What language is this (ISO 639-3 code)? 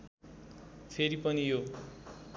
nep